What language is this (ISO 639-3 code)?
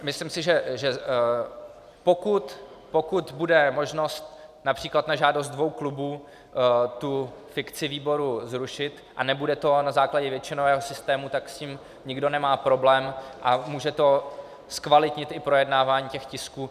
ces